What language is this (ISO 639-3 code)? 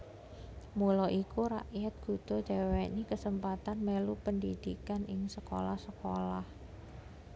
jav